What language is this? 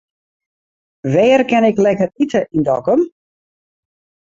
Western Frisian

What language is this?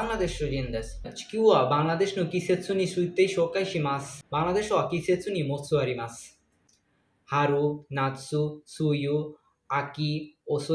Japanese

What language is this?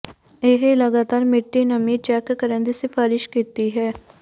Punjabi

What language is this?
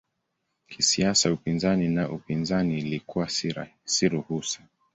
Swahili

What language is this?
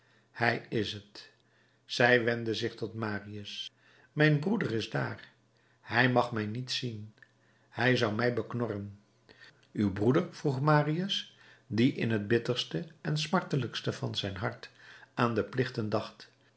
Dutch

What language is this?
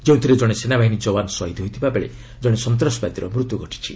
Odia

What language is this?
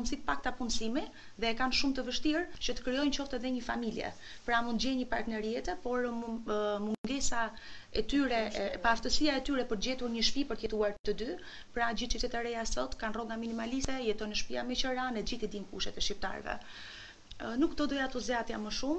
Romanian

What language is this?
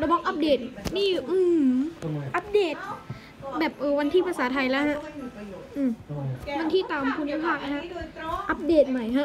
Thai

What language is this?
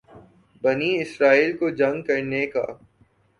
Urdu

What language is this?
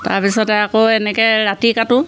Assamese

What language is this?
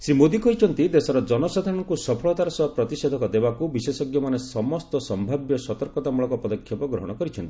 Odia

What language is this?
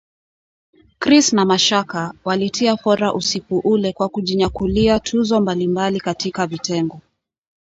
Swahili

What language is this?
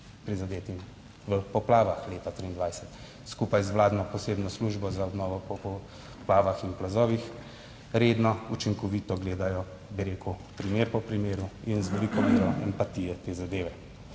Slovenian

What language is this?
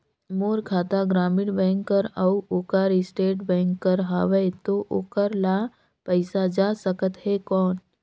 Chhattisgarhi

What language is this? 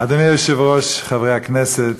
Hebrew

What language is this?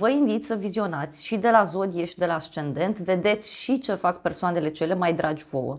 Romanian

